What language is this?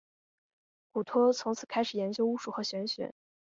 Chinese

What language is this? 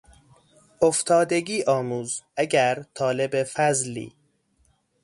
Persian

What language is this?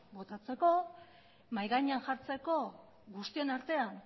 Basque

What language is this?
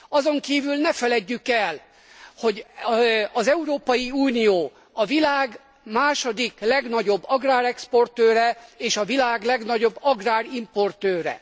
Hungarian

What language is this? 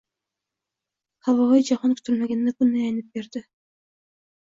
Uzbek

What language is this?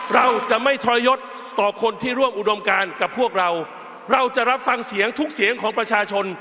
Thai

